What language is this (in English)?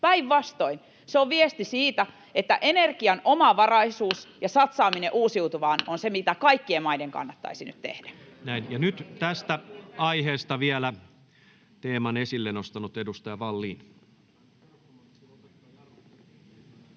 Finnish